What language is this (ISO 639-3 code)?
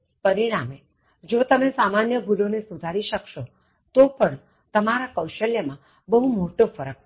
guj